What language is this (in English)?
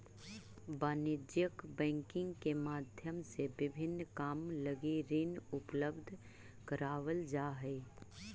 Magahi